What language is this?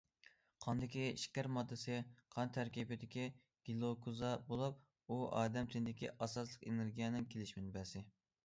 Uyghur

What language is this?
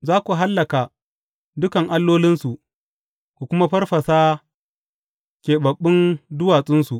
Hausa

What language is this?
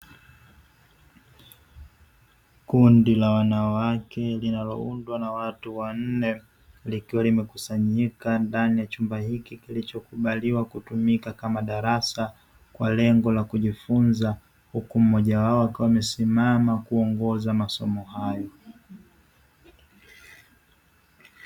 Swahili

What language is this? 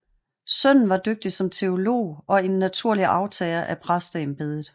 Danish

